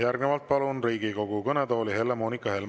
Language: Estonian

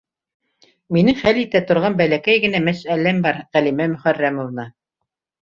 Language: Bashkir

